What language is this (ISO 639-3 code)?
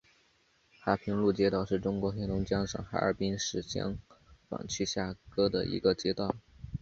zho